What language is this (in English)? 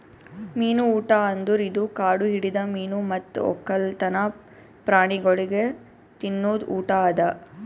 Kannada